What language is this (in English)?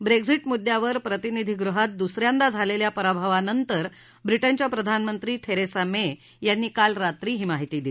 Marathi